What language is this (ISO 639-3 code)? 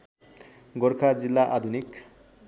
nep